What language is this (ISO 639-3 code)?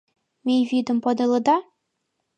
chm